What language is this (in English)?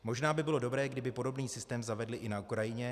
Czech